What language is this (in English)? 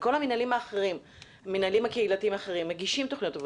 Hebrew